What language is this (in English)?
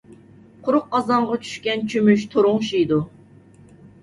Uyghur